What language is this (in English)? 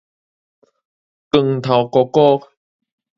Min Nan Chinese